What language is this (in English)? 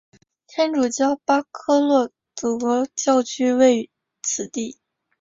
Chinese